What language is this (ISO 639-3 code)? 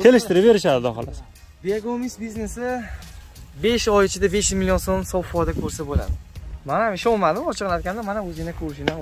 tur